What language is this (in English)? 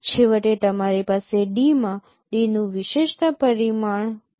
Gujarati